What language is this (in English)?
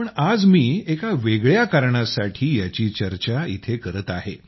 Marathi